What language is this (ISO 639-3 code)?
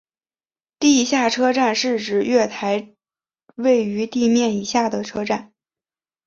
zho